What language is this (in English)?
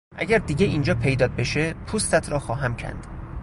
Persian